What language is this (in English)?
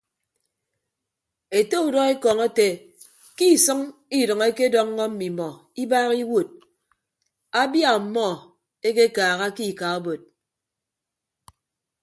Ibibio